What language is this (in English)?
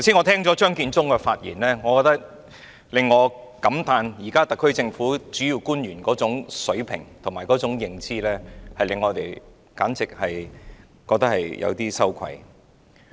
Cantonese